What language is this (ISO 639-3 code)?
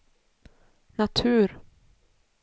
swe